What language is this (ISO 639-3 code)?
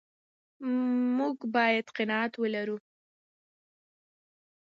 pus